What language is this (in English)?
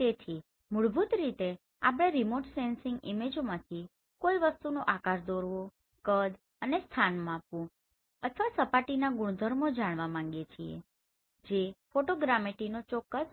Gujarati